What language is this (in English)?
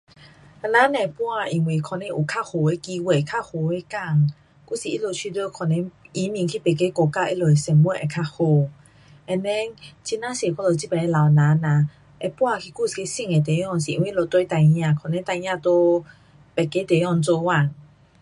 Pu-Xian Chinese